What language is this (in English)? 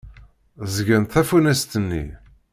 Kabyle